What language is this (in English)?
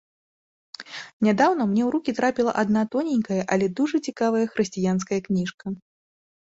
Belarusian